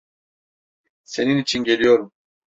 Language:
Turkish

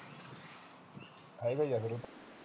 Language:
Punjabi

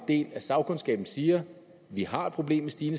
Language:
Danish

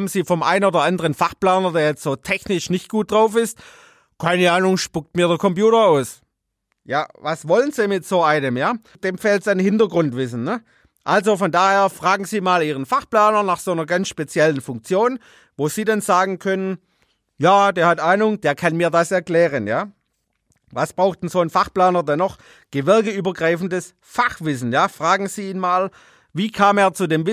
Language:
German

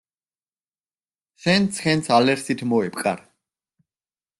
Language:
Georgian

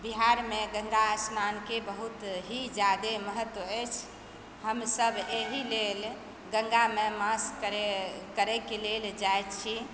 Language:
Maithili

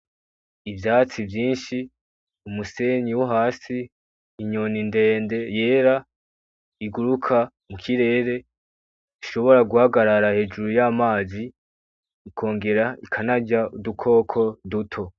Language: Rundi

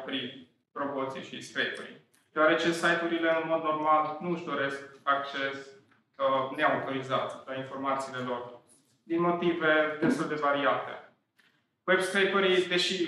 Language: Romanian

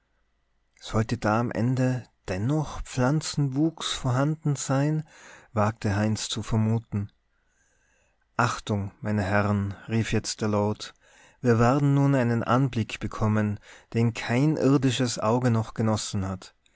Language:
German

